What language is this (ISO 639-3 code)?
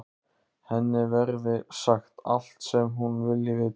isl